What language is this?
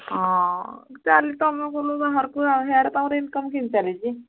Odia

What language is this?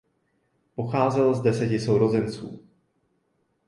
Czech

